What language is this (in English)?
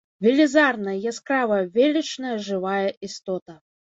Belarusian